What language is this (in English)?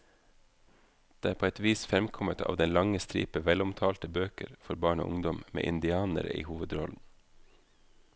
Norwegian